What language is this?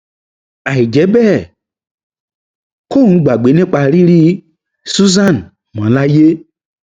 Yoruba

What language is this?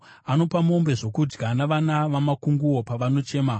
Shona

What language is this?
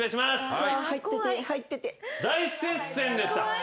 Japanese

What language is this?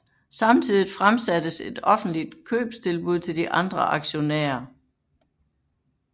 Danish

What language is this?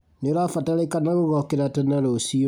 Kikuyu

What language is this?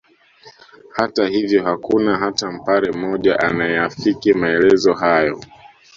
Swahili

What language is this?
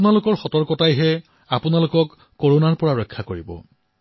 Assamese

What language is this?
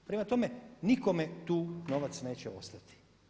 Croatian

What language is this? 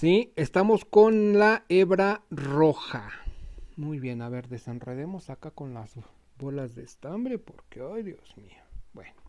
Spanish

